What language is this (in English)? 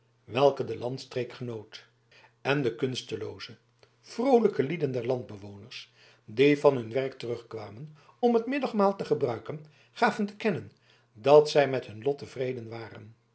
Dutch